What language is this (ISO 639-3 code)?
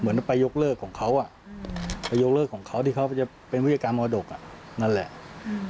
tha